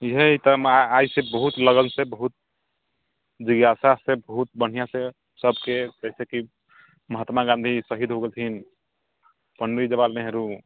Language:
Maithili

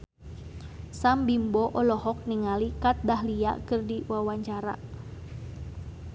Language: Sundanese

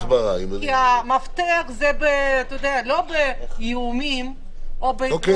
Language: Hebrew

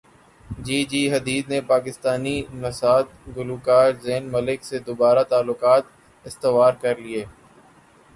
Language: Urdu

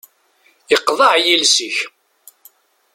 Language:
Kabyle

